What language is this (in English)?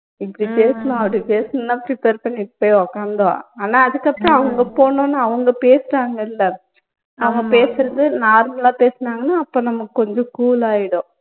Tamil